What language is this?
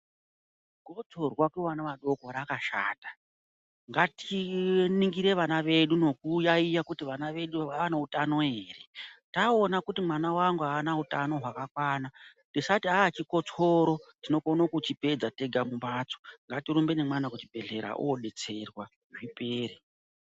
Ndau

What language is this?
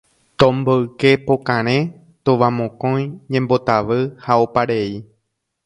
Guarani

